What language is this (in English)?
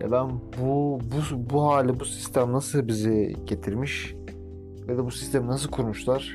Turkish